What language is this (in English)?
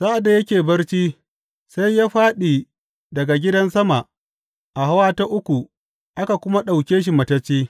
Hausa